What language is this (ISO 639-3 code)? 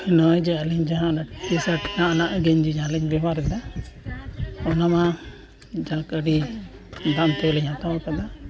sat